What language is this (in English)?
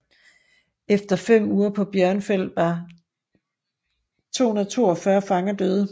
Danish